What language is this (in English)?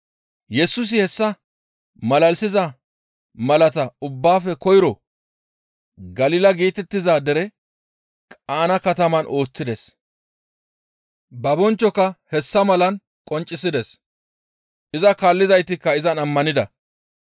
Gamo